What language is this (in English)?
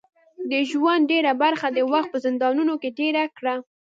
Pashto